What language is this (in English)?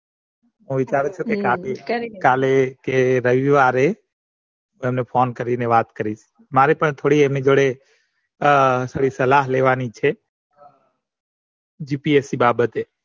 Gujarati